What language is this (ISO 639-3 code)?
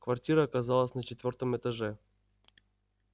rus